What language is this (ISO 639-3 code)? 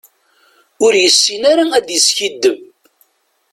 kab